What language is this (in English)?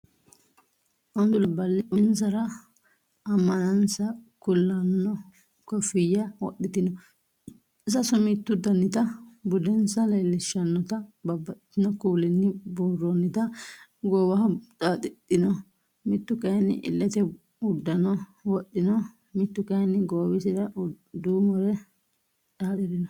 Sidamo